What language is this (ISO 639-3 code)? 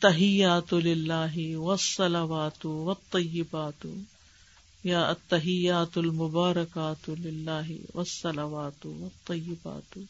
urd